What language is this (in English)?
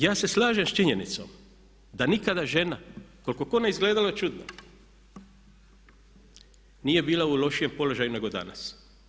Croatian